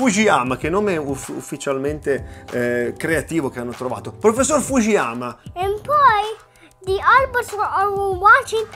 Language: Italian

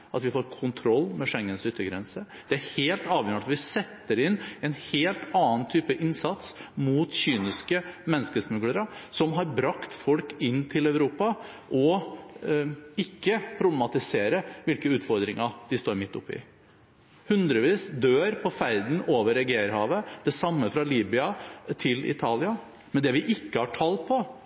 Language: Norwegian Bokmål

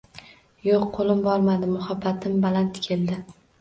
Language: Uzbek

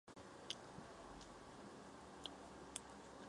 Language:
Chinese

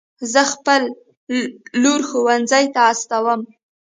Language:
Pashto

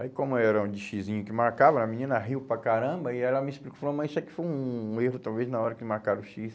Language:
Portuguese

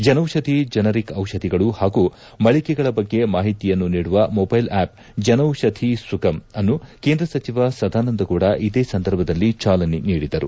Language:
Kannada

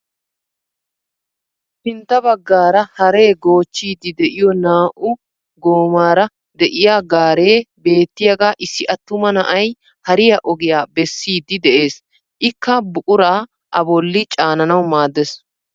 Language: Wolaytta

